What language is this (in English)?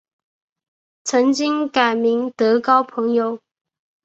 Chinese